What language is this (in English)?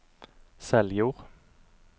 Norwegian